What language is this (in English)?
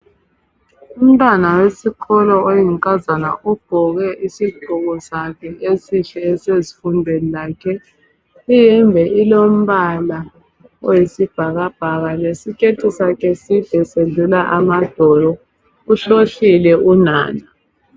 North Ndebele